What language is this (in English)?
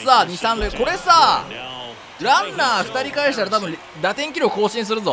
Japanese